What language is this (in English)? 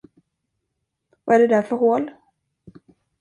Swedish